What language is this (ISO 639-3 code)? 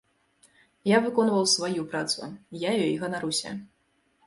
bel